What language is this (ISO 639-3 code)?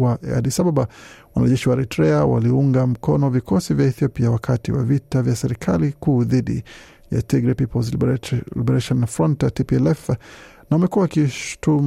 swa